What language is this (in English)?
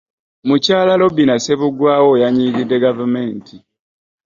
Ganda